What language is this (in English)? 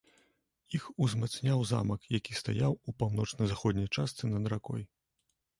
Belarusian